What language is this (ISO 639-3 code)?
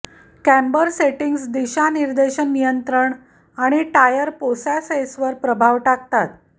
mar